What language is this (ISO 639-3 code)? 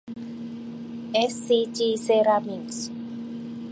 tha